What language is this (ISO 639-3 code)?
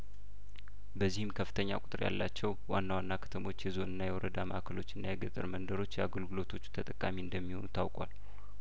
amh